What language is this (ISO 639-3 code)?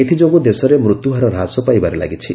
ori